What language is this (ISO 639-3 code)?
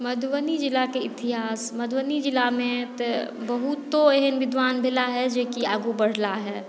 mai